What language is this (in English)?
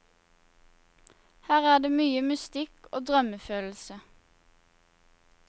Norwegian